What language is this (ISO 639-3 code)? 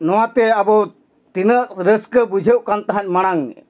sat